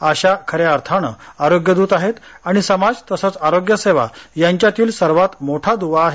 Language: Marathi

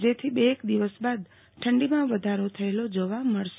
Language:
Gujarati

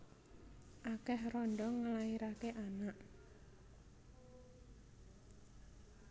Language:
Javanese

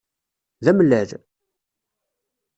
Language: Kabyle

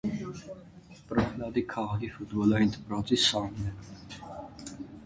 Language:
Armenian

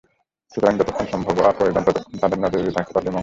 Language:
Bangla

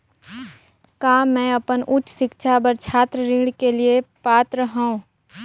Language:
Chhattisgarhi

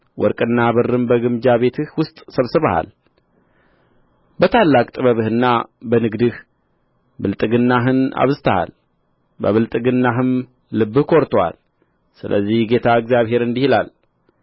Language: Amharic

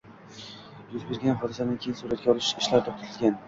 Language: Uzbek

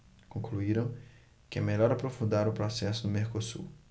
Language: Portuguese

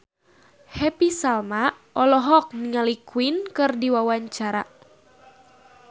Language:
Sundanese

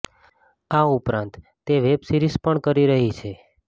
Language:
Gujarati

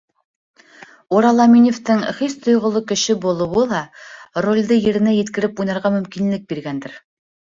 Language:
Bashkir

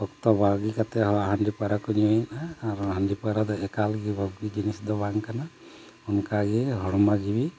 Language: Santali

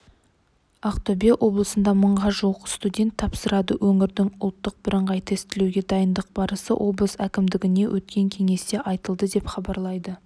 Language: Kazakh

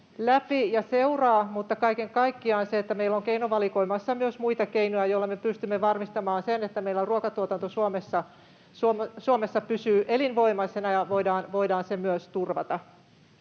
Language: Finnish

